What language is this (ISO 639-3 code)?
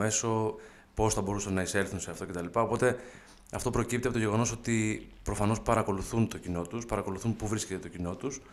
ell